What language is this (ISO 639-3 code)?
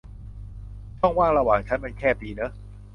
tha